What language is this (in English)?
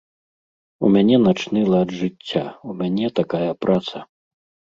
Belarusian